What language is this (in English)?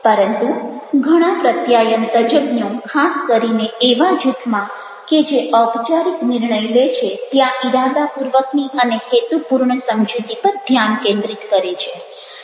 Gujarati